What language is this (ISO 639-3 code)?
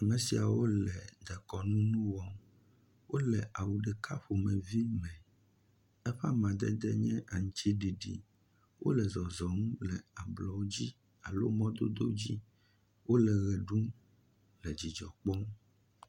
ewe